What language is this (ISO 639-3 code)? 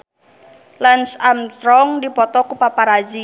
sun